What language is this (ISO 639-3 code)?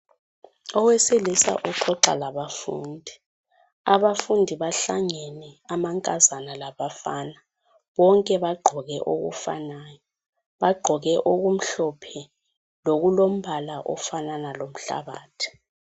nde